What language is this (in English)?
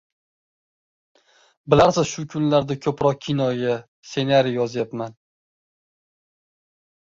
Uzbek